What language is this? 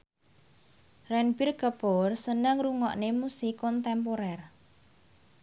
Javanese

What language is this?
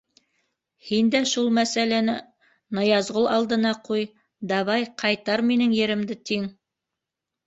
Bashkir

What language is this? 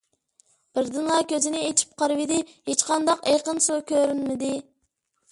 Uyghur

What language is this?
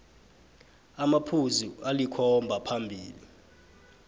South Ndebele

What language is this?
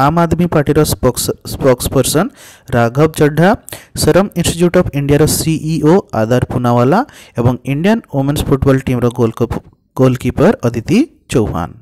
Hindi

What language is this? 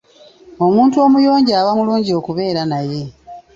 Ganda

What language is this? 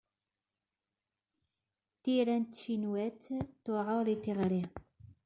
Kabyle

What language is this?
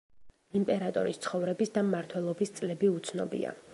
Georgian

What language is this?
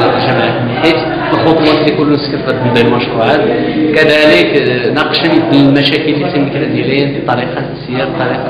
Arabic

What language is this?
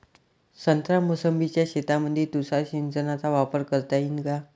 Marathi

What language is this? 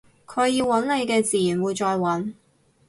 Cantonese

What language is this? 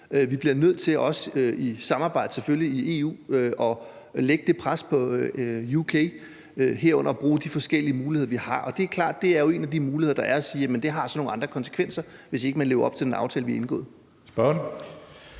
Danish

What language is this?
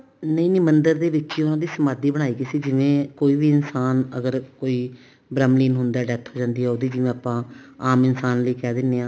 Punjabi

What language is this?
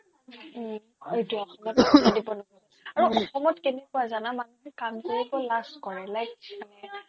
Assamese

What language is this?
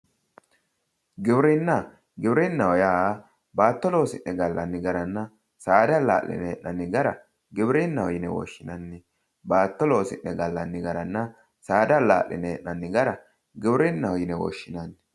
Sidamo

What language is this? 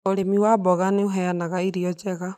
Kikuyu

